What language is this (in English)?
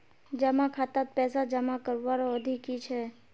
Magahi